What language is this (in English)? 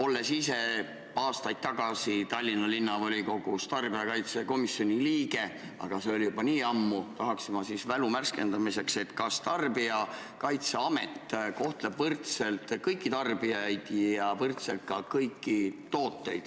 Estonian